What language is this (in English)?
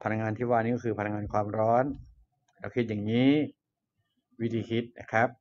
Thai